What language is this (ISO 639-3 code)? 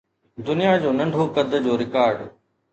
snd